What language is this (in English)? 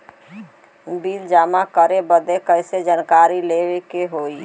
Bhojpuri